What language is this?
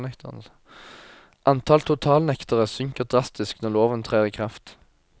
Norwegian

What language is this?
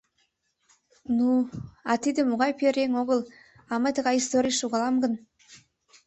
Mari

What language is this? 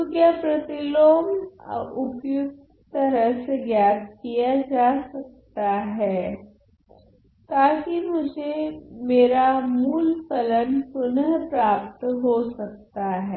Hindi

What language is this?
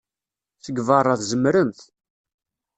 Kabyle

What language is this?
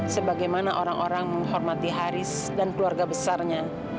Indonesian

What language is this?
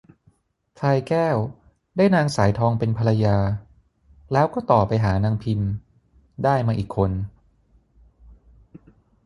Thai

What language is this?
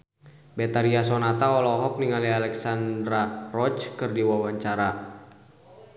Sundanese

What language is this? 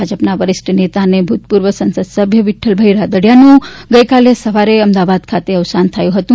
Gujarati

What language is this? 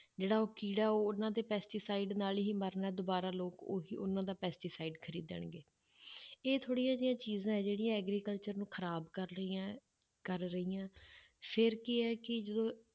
Punjabi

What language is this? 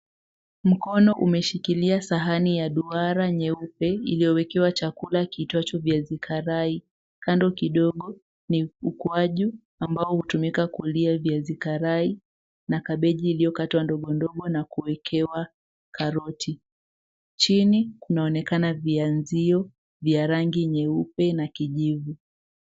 Swahili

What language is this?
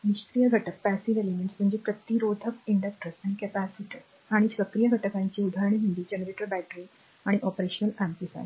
Marathi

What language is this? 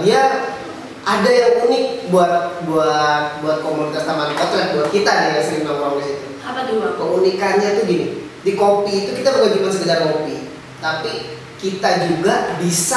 Indonesian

